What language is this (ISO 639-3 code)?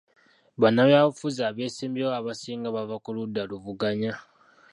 lug